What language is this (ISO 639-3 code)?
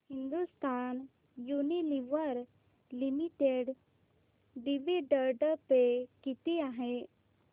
mar